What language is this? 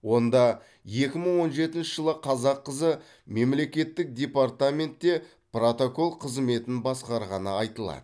Kazakh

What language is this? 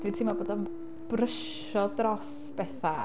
Welsh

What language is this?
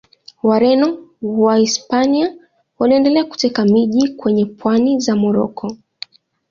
Swahili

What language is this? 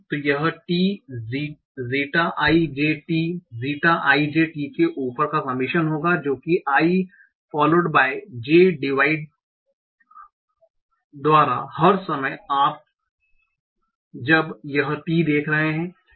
Hindi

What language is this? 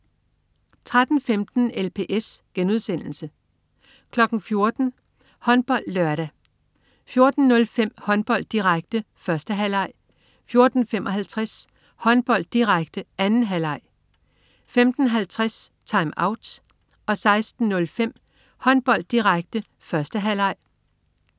Danish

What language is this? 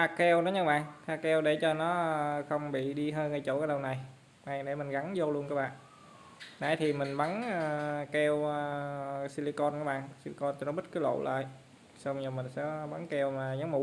Vietnamese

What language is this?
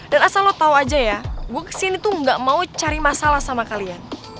Indonesian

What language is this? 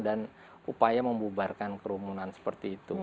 Indonesian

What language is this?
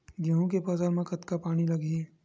Chhattisgarhi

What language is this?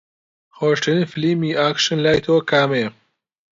Central Kurdish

